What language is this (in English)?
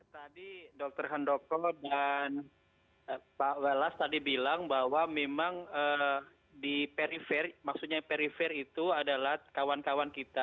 Indonesian